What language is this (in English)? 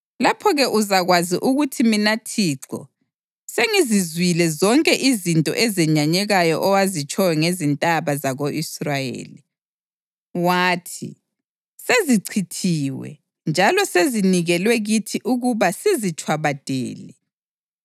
North Ndebele